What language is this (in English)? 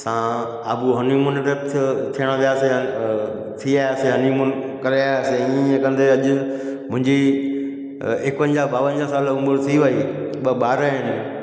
Sindhi